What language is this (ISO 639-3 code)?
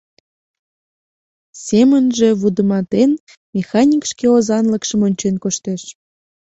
chm